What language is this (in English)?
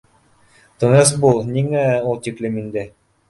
Bashkir